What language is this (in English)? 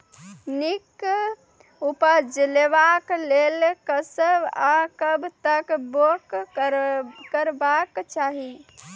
Maithili